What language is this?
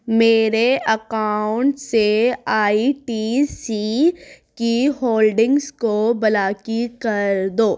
Urdu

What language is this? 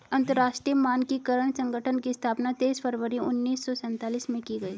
Hindi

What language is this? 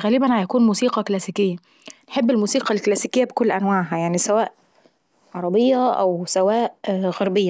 Saidi Arabic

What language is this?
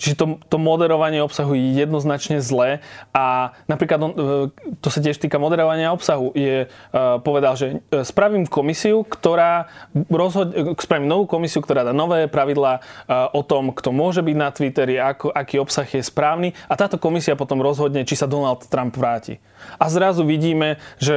Slovak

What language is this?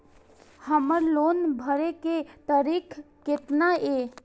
Maithili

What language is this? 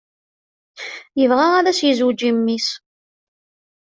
Kabyle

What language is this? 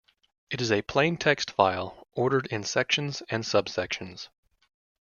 English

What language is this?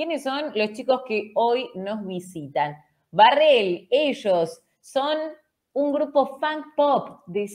Spanish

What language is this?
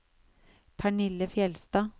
Norwegian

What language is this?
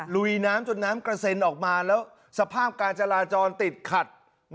Thai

